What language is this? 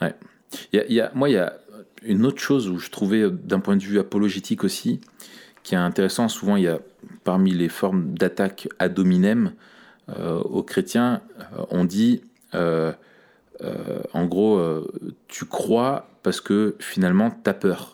French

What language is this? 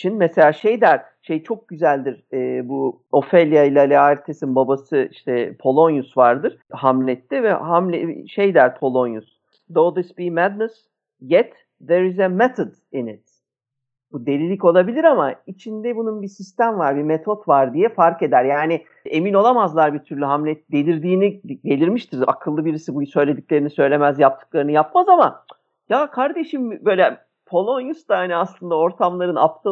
Turkish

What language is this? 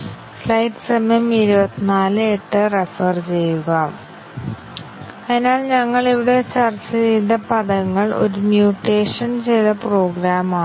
Malayalam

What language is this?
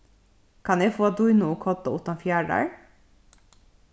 Faroese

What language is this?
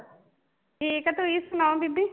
Punjabi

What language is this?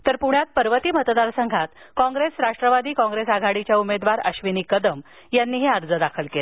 Marathi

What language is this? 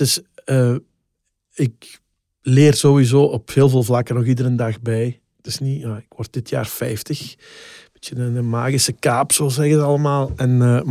Dutch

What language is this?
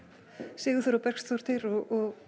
Icelandic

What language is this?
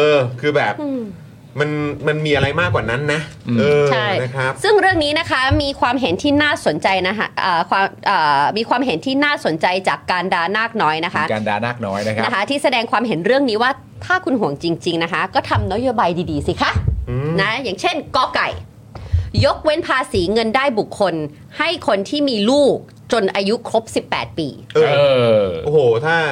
Thai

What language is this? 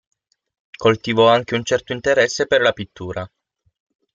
Italian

